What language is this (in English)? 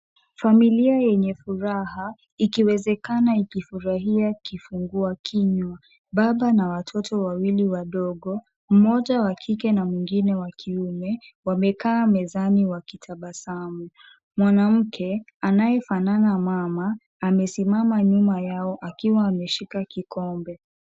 Swahili